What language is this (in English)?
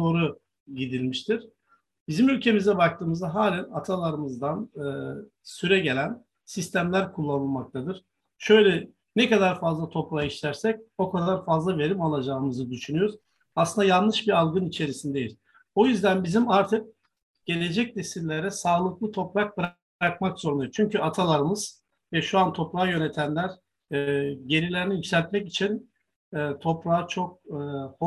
Turkish